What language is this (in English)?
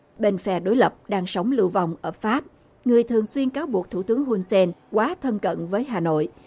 Vietnamese